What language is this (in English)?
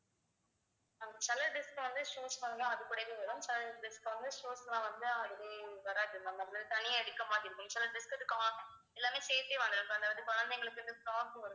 Tamil